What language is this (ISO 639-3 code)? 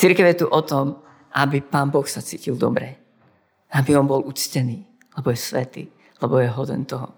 slk